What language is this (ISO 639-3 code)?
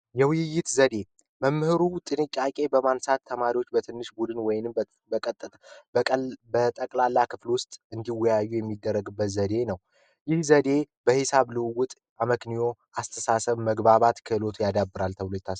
amh